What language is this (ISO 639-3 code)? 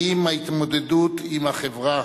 heb